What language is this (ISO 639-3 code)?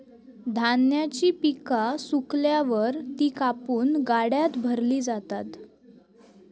mar